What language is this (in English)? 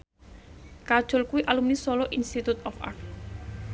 Javanese